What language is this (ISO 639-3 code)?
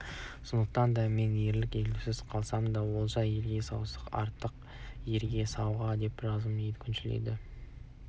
kaz